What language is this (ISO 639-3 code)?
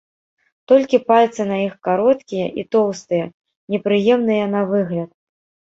bel